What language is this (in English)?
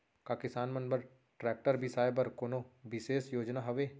Chhattisgarhi